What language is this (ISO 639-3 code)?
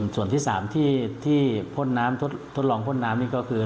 tha